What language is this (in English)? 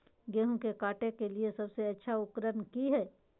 Magahi